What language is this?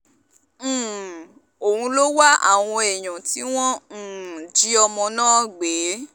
Yoruba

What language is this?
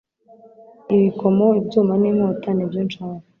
Kinyarwanda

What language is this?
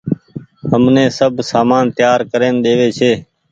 Goaria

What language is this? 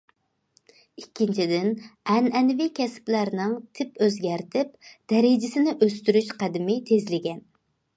Uyghur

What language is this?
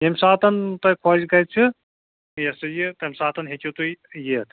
Kashmiri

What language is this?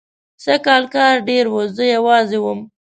Pashto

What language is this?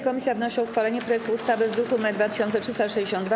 Polish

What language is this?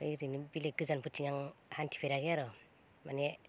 Bodo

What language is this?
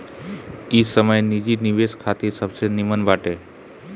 Bhojpuri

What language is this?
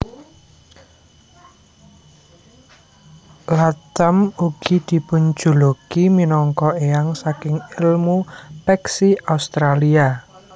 Javanese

